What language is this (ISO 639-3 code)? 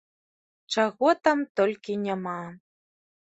bel